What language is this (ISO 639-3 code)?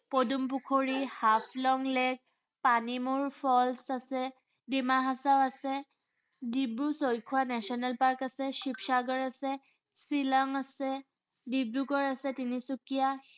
asm